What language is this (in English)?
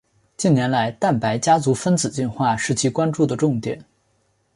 Chinese